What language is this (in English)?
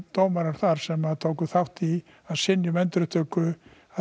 Icelandic